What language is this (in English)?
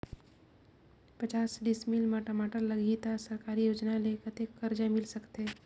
Chhattisgarhi